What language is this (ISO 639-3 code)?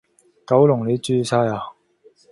yue